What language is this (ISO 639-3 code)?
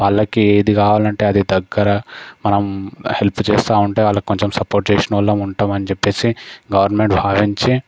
tel